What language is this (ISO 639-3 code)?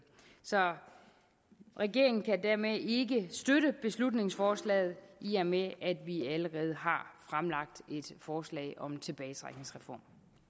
dan